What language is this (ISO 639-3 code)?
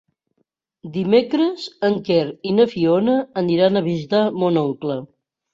cat